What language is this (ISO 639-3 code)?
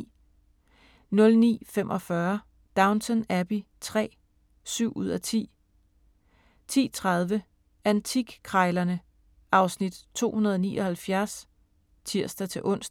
dan